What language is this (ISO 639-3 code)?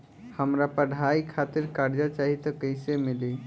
bho